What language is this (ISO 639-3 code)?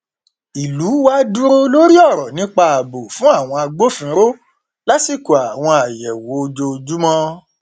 yor